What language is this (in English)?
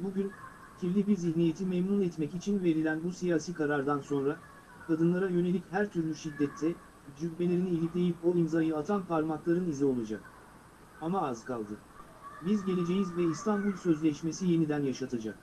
Turkish